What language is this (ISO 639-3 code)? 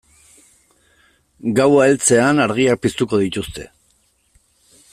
eus